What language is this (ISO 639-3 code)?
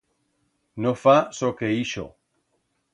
arg